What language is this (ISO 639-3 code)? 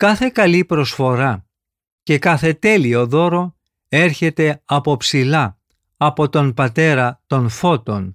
ell